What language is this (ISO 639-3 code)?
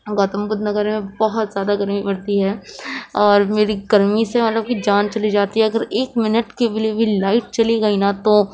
urd